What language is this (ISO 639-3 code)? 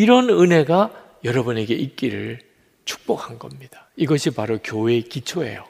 kor